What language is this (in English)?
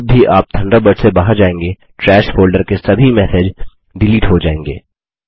Hindi